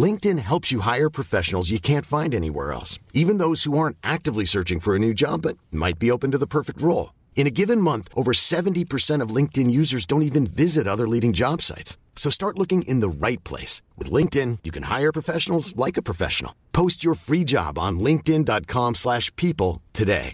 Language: Filipino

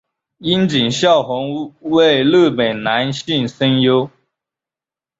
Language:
Chinese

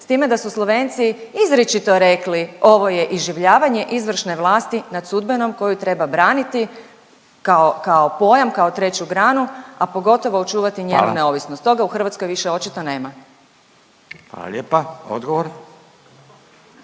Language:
Croatian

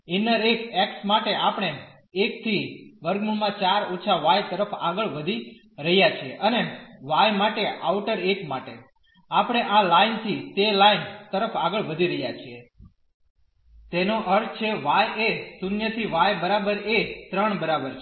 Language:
Gujarati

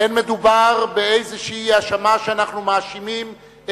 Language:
Hebrew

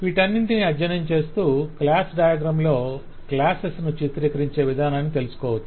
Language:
Telugu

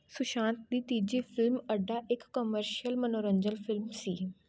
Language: Punjabi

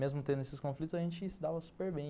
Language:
Portuguese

